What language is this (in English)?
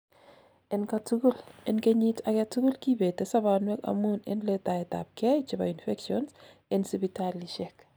Kalenjin